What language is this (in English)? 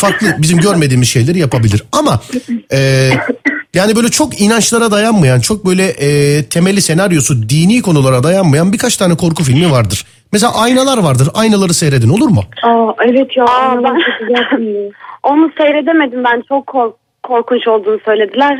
Turkish